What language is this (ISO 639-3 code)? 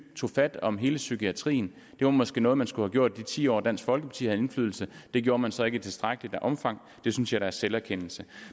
dan